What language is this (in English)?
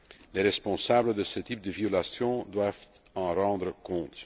French